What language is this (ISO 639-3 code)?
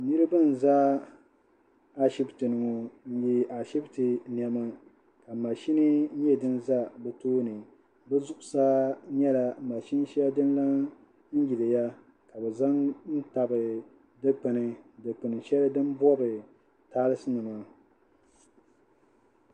dag